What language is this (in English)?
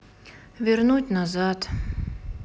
Russian